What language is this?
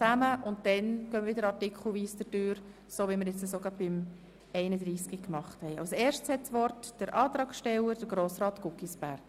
Swiss German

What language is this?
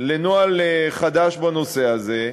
Hebrew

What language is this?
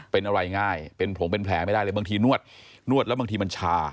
Thai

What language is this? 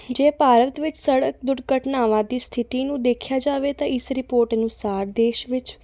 Punjabi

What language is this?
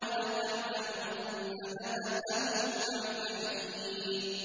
Arabic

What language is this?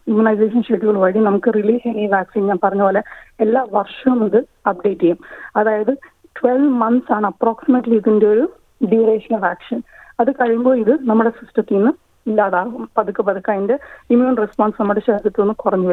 Malayalam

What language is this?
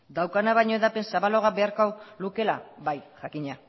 Basque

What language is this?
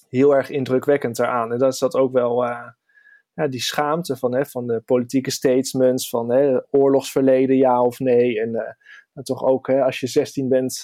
Dutch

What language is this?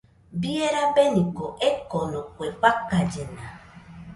Nüpode Huitoto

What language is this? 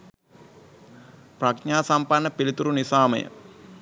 Sinhala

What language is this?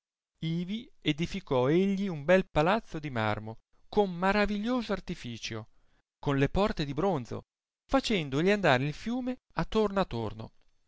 Italian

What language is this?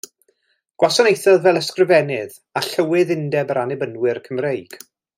Welsh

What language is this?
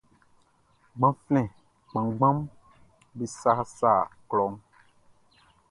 Baoulé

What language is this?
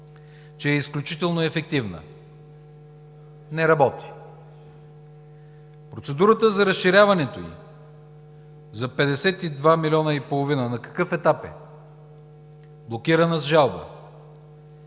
Bulgarian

